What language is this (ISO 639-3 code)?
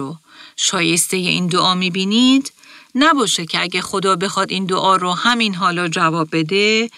fas